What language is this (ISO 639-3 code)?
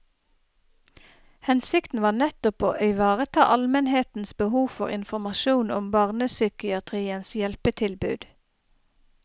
nor